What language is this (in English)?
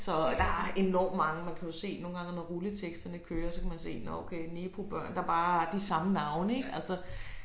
Danish